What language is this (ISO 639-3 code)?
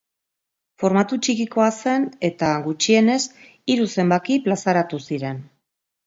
eus